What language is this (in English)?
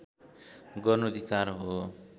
Nepali